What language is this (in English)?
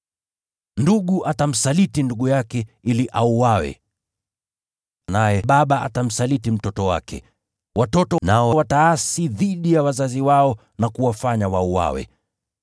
Swahili